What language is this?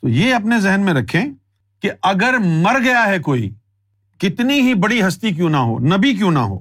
Urdu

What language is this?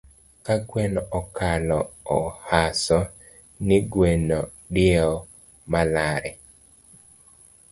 Luo (Kenya and Tanzania)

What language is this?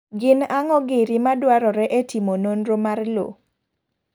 Luo (Kenya and Tanzania)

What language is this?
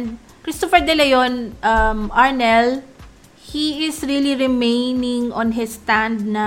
Filipino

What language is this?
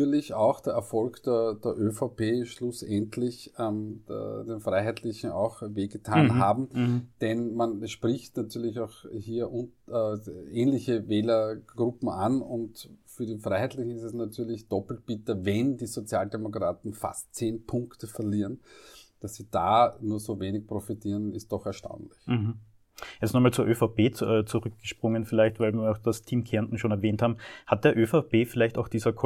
German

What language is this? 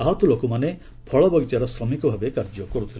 Odia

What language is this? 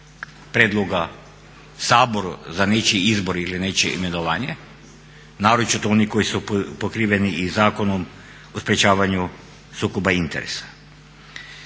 Croatian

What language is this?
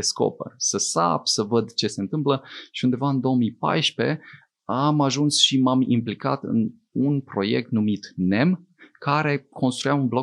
Romanian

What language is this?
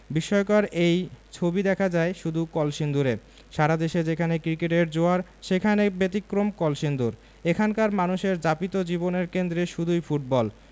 Bangla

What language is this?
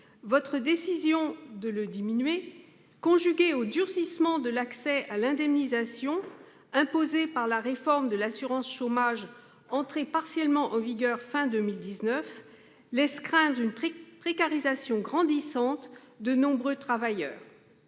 French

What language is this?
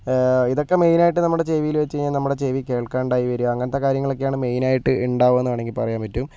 Malayalam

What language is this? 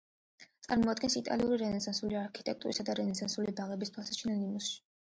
Georgian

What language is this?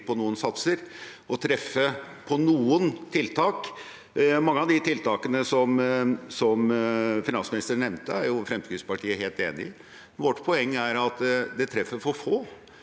Norwegian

